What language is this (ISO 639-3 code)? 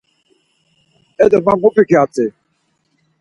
lzz